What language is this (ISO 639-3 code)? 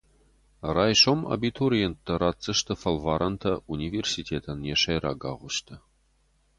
oss